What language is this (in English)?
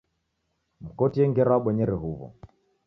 Taita